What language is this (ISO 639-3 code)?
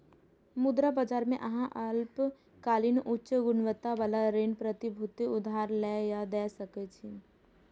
mai